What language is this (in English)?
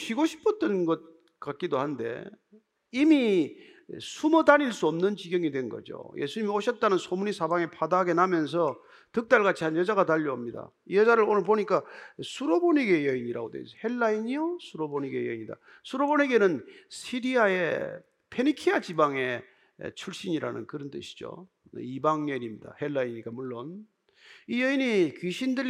Korean